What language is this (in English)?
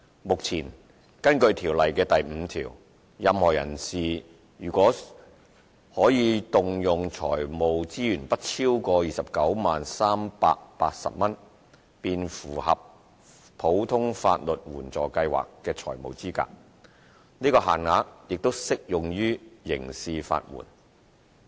Cantonese